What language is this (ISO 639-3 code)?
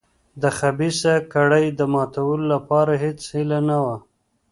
pus